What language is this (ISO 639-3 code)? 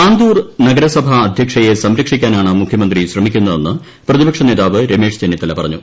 mal